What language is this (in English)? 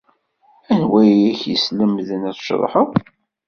Kabyle